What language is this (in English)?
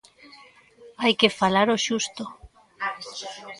Galician